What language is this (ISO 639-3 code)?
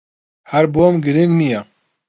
ckb